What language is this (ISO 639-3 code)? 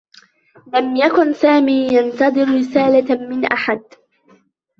ara